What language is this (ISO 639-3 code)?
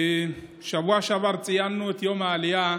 heb